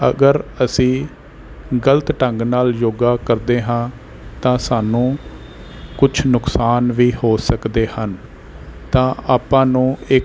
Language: Punjabi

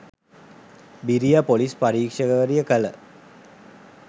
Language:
Sinhala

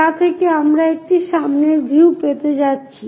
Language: Bangla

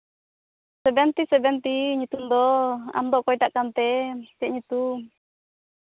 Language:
Santali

